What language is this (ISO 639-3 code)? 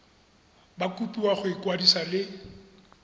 tsn